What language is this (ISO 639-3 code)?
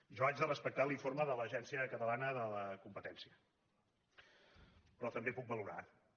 cat